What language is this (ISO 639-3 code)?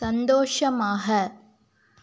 tam